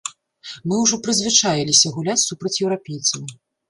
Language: Belarusian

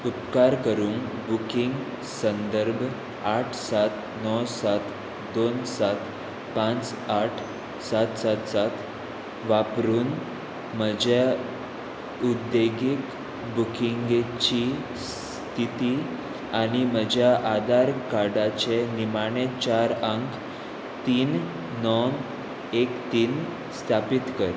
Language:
Konkani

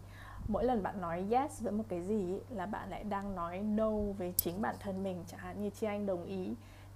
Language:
Vietnamese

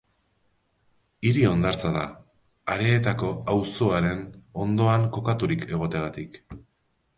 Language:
Basque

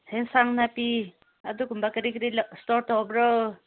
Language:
Manipuri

